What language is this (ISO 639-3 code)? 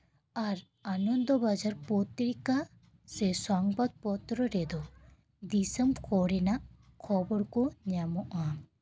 sat